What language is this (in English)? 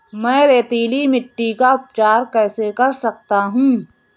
Hindi